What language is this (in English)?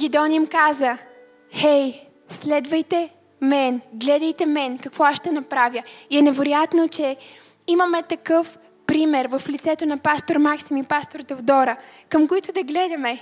Bulgarian